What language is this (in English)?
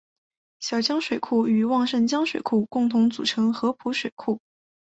Chinese